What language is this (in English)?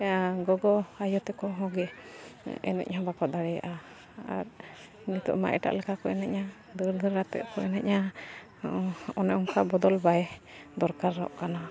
Santali